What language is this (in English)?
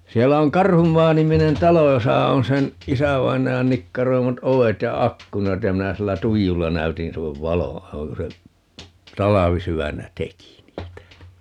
Finnish